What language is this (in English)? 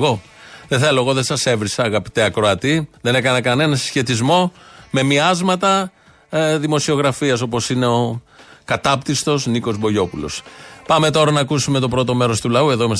Greek